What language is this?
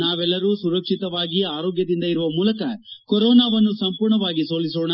Kannada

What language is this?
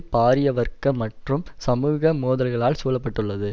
Tamil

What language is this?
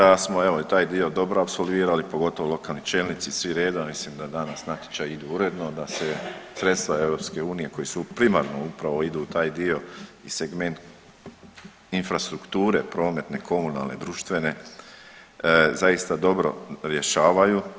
Croatian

